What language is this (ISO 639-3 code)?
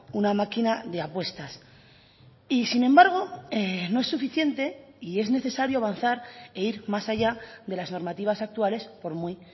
spa